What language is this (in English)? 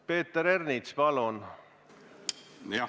Estonian